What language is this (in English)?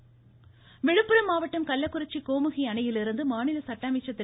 Tamil